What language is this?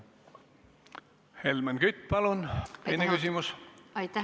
Estonian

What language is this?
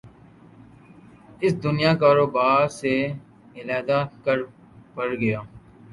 Urdu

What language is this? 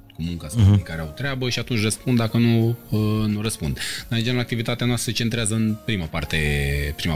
Romanian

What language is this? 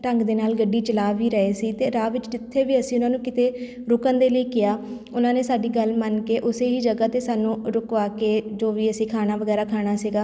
Punjabi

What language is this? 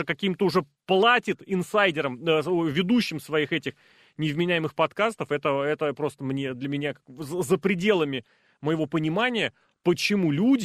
Russian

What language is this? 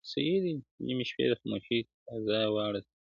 Pashto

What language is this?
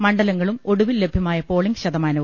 Malayalam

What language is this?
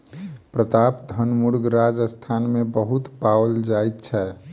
Maithili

